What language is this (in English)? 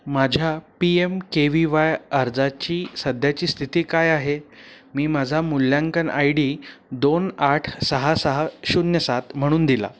Marathi